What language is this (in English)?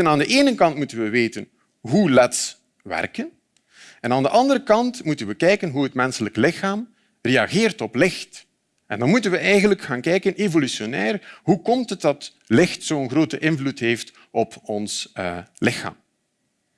Dutch